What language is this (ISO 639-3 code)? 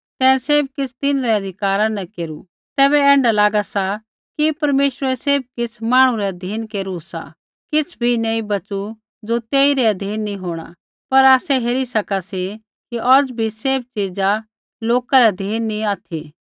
kfx